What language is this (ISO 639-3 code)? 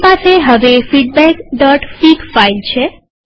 guj